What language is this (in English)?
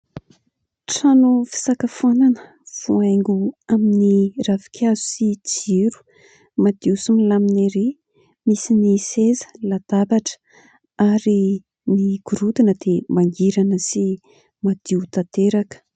Malagasy